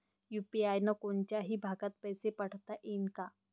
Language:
Marathi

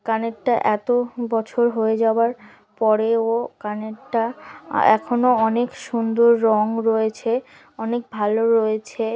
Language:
Bangla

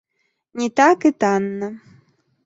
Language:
Belarusian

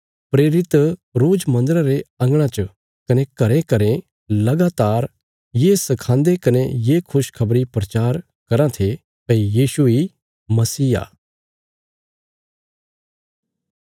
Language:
Bilaspuri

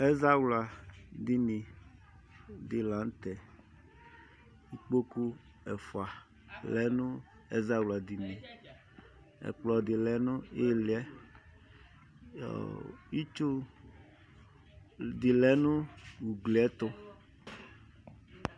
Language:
Ikposo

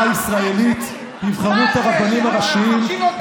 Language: Hebrew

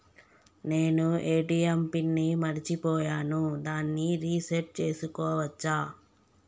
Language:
Telugu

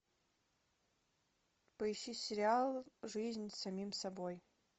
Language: Russian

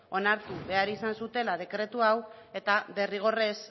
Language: Basque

